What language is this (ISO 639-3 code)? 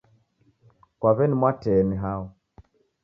dav